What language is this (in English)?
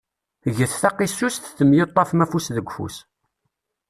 Kabyle